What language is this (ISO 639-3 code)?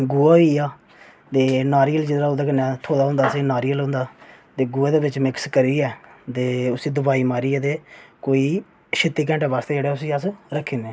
doi